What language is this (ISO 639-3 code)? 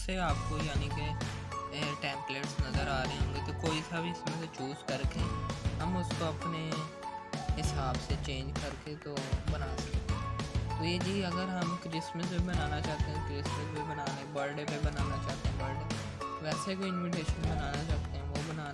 hin